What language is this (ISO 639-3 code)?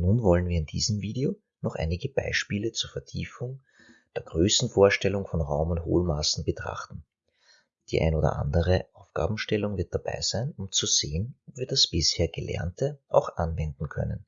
deu